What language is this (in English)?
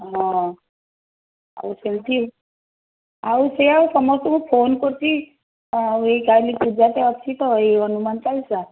Odia